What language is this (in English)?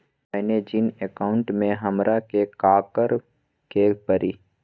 Magahi